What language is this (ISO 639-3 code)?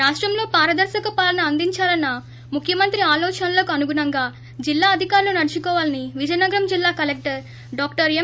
tel